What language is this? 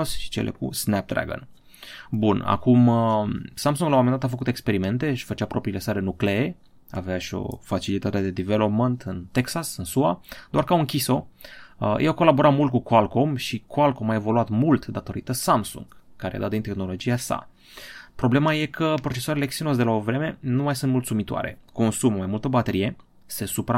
Romanian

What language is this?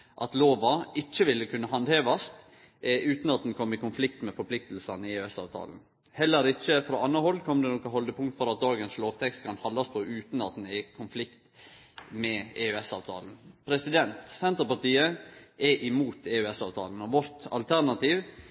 Norwegian Nynorsk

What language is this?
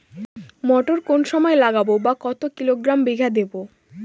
Bangla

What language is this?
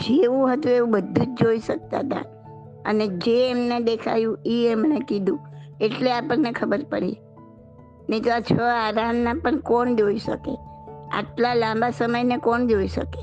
Gujarati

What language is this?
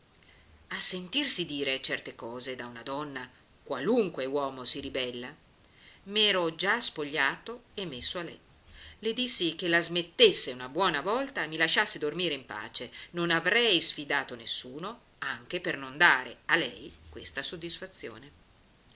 Italian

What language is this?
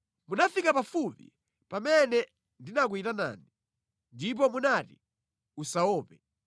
Nyanja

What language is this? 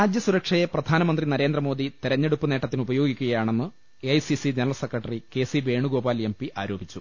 Malayalam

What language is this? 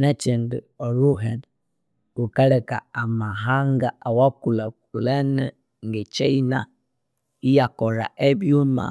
Konzo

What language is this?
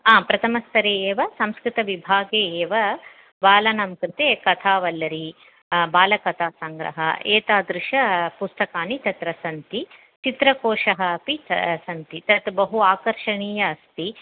Sanskrit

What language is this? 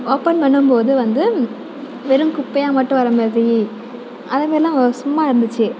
Tamil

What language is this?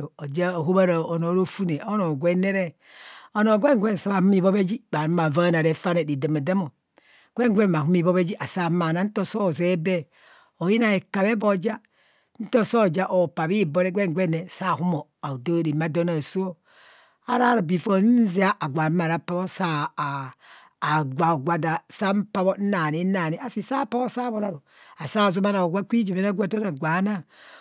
Kohumono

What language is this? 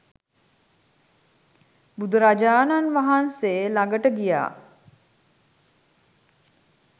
Sinhala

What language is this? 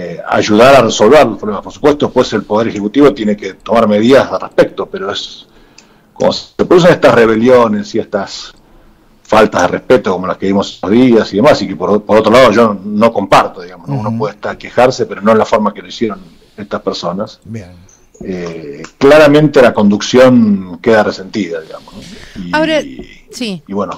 Spanish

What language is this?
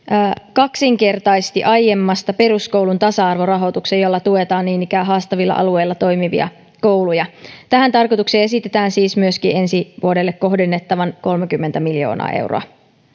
Finnish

